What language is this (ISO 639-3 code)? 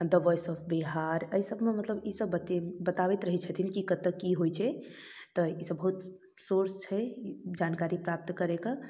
mai